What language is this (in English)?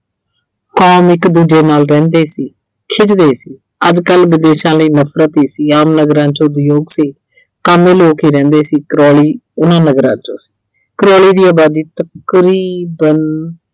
Punjabi